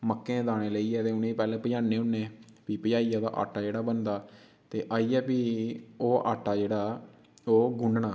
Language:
Dogri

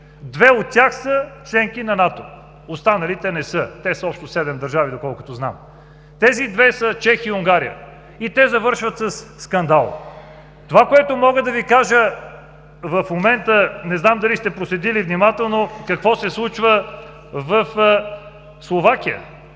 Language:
Bulgarian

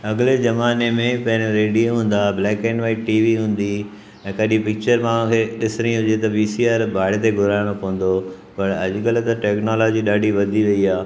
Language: Sindhi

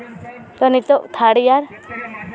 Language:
Santali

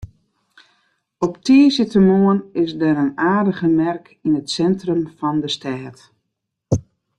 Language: Western Frisian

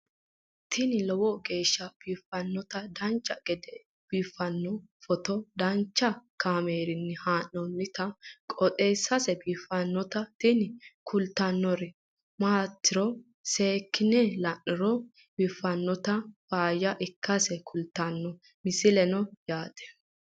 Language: Sidamo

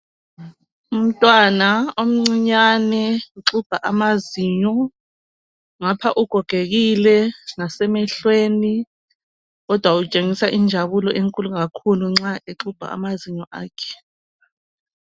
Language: North Ndebele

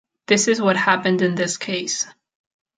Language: English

